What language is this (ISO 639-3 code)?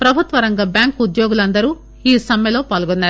tel